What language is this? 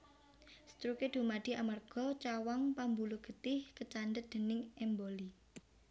Javanese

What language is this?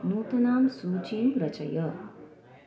Sanskrit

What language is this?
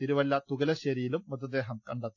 Malayalam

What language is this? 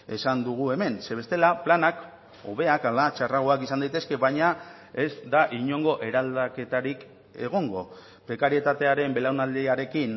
Basque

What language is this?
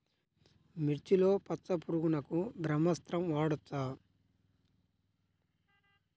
Telugu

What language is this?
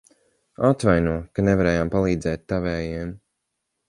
Latvian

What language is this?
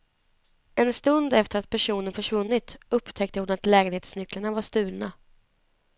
Swedish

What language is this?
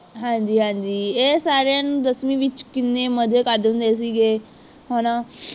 Punjabi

